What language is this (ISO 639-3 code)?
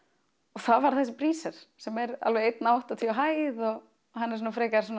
isl